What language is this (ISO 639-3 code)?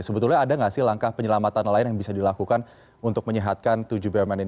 ind